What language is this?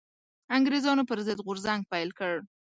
Pashto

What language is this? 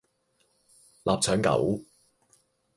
Cantonese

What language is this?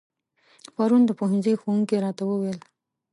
Pashto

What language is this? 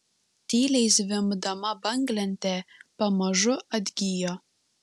Lithuanian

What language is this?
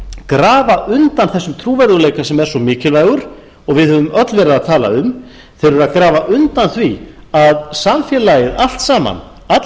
Icelandic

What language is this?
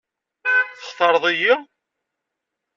Kabyle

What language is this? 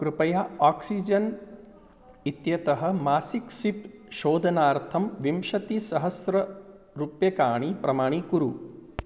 Sanskrit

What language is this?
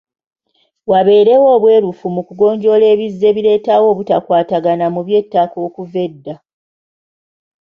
Ganda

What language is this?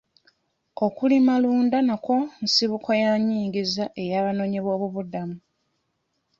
Ganda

